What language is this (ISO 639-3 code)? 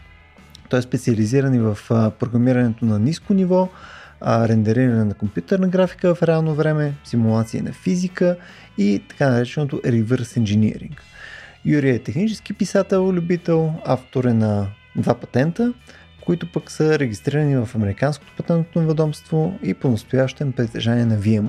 bul